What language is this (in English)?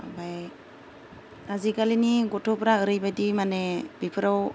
Bodo